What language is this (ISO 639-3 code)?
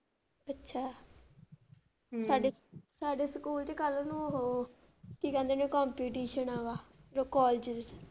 pan